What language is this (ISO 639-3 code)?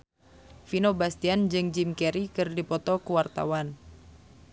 sun